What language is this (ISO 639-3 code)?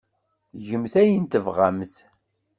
kab